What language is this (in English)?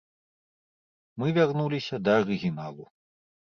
Belarusian